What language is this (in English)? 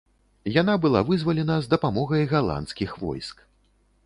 Belarusian